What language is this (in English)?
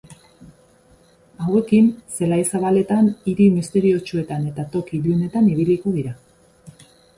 Basque